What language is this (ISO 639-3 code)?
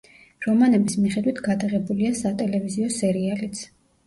kat